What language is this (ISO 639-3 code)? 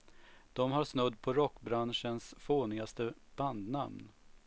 swe